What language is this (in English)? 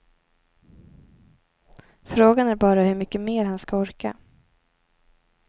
Swedish